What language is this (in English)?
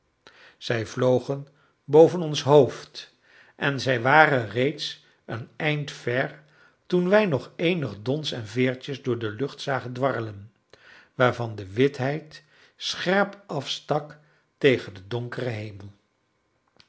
Dutch